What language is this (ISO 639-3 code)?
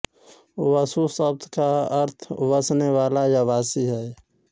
hin